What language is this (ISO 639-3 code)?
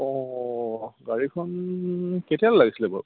asm